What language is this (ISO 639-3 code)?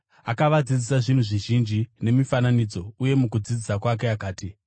sna